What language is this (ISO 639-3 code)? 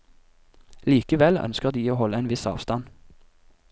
nor